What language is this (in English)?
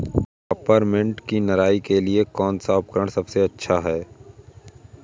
Hindi